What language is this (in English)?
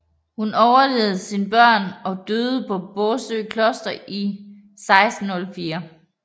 Danish